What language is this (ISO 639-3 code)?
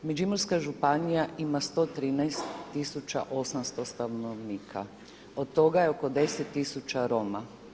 hrv